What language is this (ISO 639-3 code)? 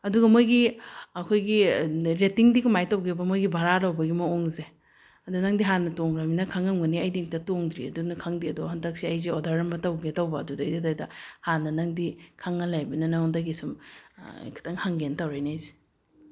mni